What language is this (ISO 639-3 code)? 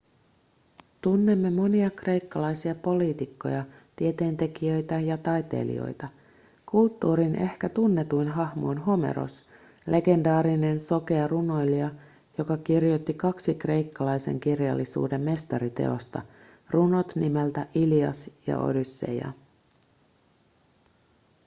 fin